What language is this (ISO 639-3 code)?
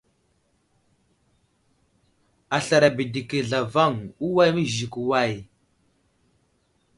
udl